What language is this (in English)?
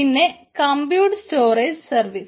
Malayalam